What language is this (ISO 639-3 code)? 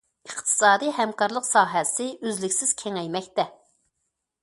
uig